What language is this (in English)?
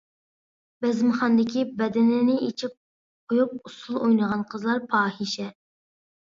Uyghur